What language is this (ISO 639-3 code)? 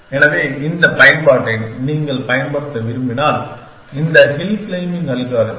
tam